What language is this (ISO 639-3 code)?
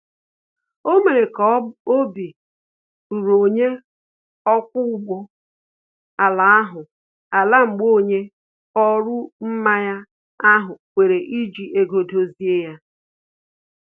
ibo